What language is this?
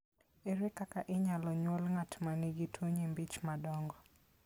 Luo (Kenya and Tanzania)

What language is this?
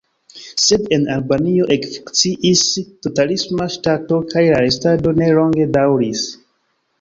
Esperanto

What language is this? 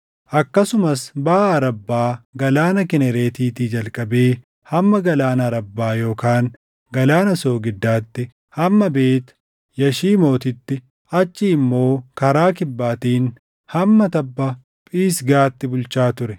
Oromo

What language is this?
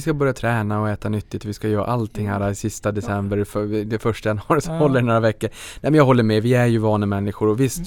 Swedish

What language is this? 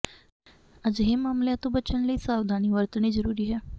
Punjabi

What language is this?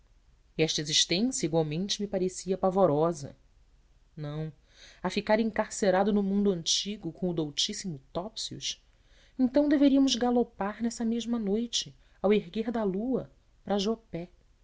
Portuguese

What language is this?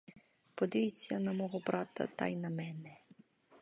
Ukrainian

